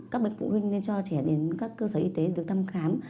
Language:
Vietnamese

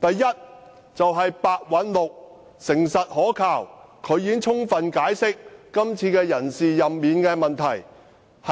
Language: Cantonese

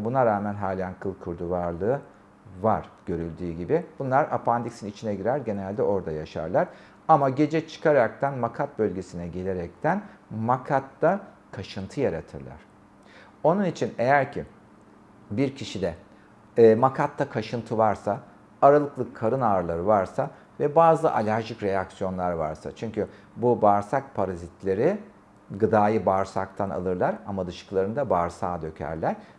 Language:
Turkish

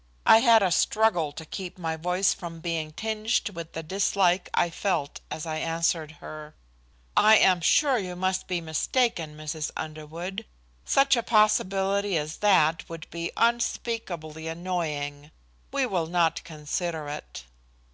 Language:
English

